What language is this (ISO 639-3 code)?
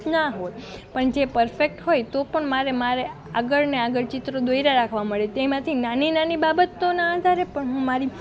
guj